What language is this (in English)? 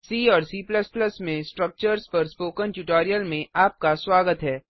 Hindi